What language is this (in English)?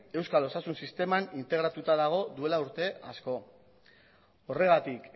Basque